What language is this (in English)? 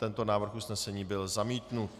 Czech